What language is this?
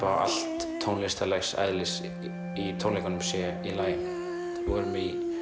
Icelandic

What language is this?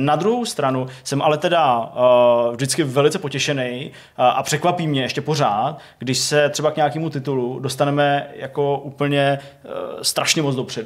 Czech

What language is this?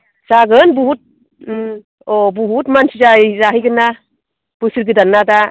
Bodo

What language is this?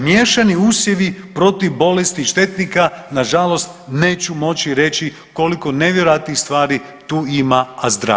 Croatian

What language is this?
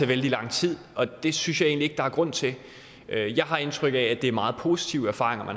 Danish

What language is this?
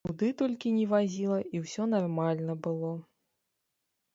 Belarusian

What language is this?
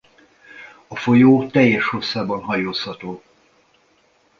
Hungarian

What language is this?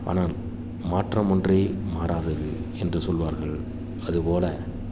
Tamil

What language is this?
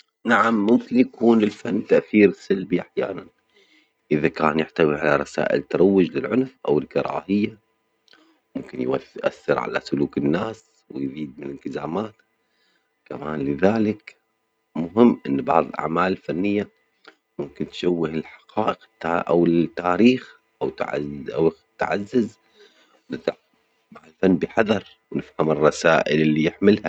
Omani Arabic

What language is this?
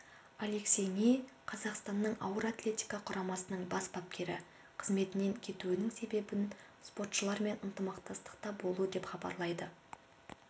Kazakh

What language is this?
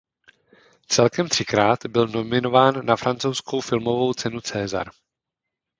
Czech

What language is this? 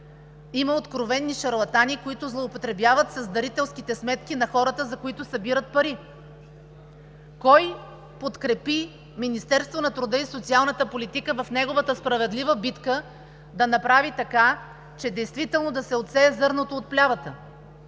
Bulgarian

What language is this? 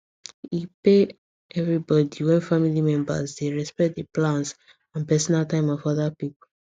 Nigerian Pidgin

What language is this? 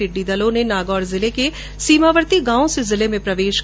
Hindi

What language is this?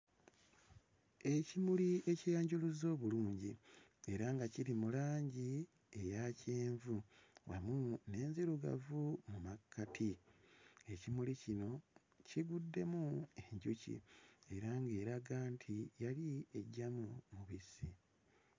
Ganda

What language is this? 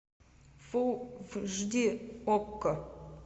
Russian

